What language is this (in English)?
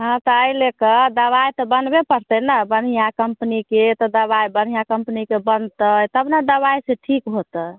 Maithili